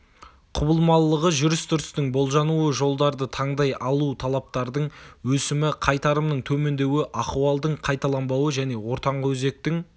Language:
Kazakh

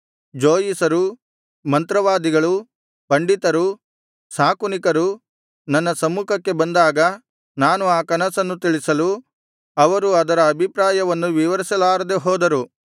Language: Kannada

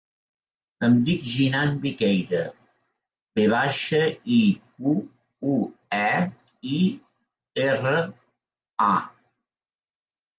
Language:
Catalan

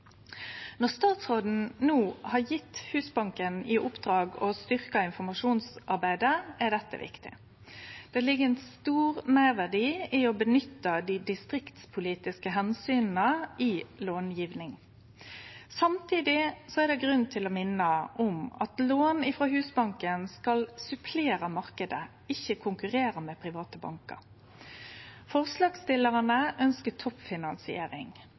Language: Norwegian Nynorsk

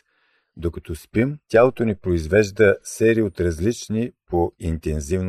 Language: Bulgarian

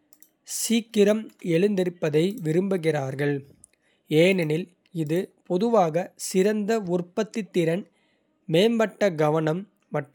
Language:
Kota (India)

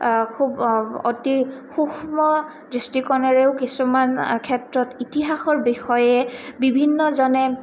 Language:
Assamese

